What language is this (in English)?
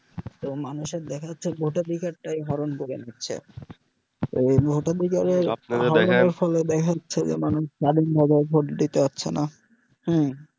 Bangla